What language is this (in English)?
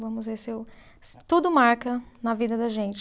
Portuguese